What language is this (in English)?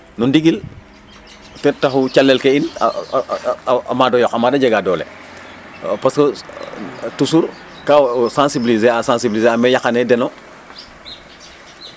Serer